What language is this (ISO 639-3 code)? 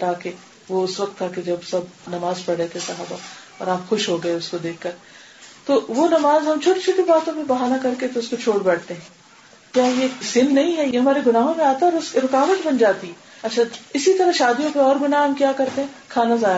urd